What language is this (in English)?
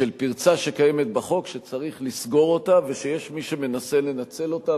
Hebrew